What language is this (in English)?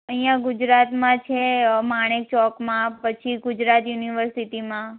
Gujarati